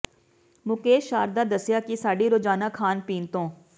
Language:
Punjabi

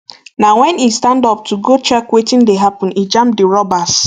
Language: Nigerian Pidgin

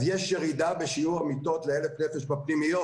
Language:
Hebrew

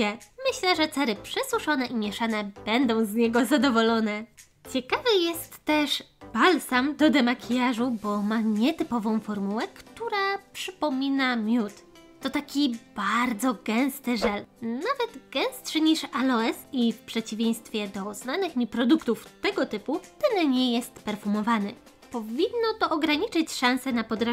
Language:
Polish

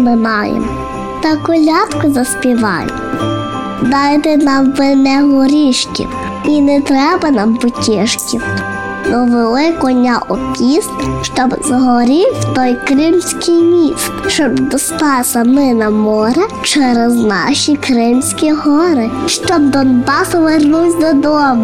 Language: Ukrainian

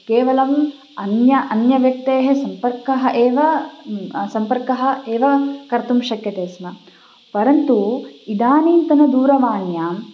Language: Sanskrit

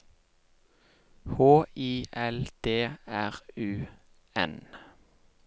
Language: Norwegian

